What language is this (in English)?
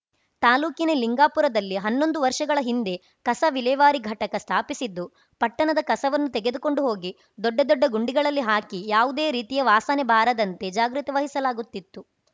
Kannada